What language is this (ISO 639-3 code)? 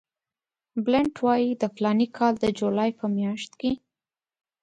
pus